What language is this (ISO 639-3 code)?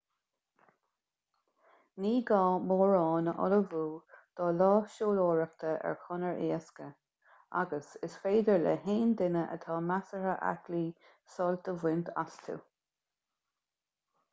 gle